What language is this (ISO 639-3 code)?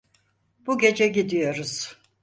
tur